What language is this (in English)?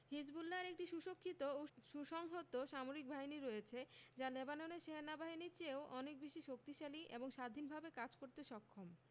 Bangla